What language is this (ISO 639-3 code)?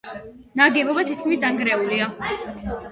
kat